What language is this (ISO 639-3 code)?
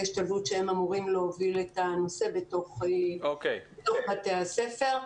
heb